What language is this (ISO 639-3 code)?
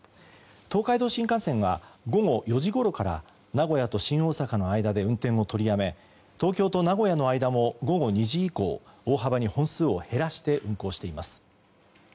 jpn